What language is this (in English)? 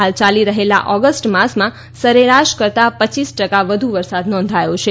Gujarati